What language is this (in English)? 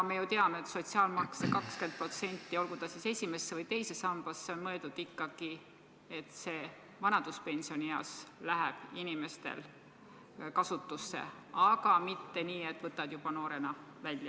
Estonian